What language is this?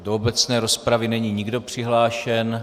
Czech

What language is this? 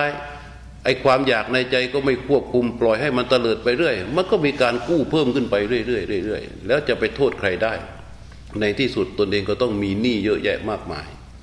Thai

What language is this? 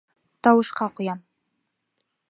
Bashkir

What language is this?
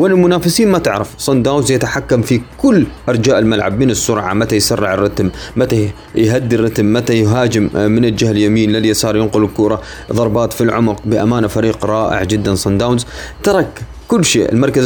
Arabic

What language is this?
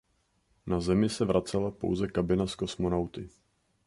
Czech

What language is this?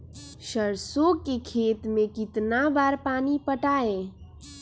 Magahi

